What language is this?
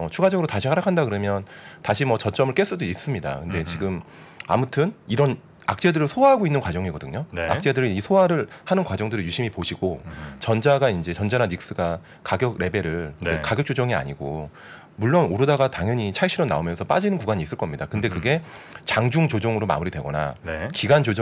Korean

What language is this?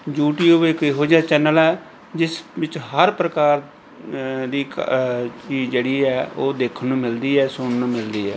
Punjabi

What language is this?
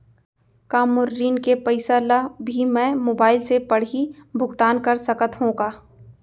Chhattisgarhi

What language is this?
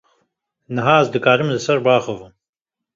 Kurdish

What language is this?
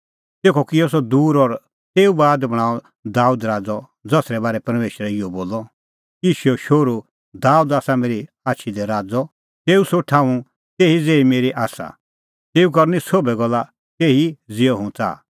Kullu Pahari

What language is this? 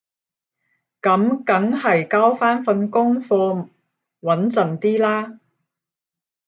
Cantonese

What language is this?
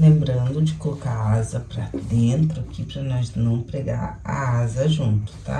Portuguese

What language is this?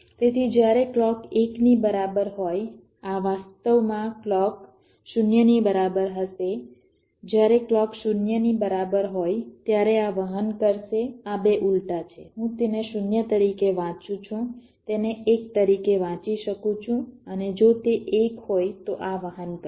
Gujarati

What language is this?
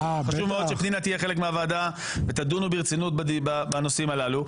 Hebrew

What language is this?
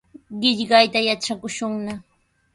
Sihuas Ancash Quechua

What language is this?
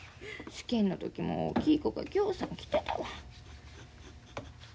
Japanese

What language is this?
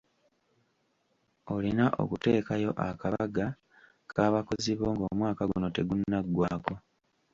Ganda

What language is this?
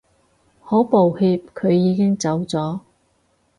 Cantonese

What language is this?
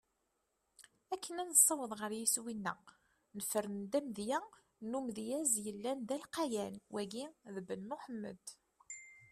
Kabyle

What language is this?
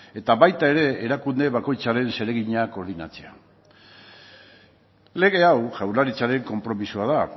Basque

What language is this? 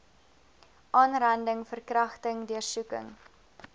Afrikaans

